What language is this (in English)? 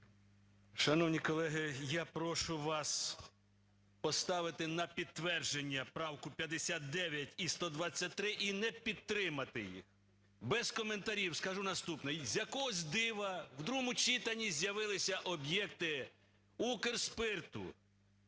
Ukrainian